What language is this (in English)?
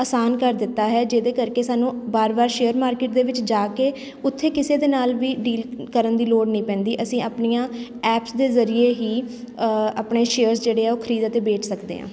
Punjabi